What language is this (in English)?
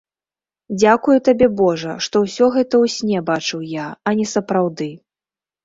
Belarusian